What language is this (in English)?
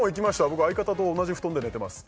Japanese